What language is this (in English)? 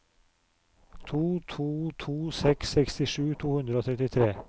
Norwegian